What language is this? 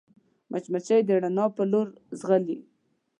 Pashto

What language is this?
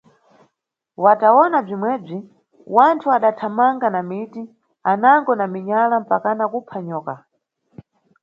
Nyungwe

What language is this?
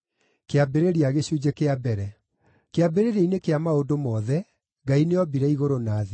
Kikuyu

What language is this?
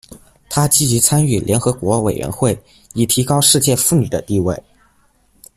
Chinese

